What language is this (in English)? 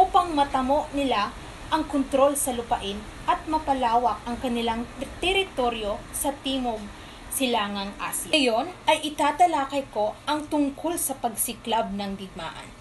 Filipino